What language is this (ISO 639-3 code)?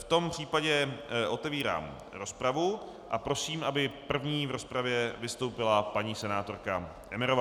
ces